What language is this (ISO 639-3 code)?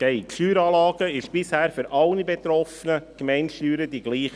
gsw